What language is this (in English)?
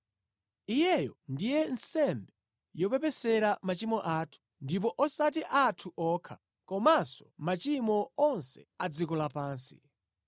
Nyanja